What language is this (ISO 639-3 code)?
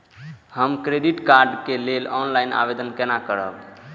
mai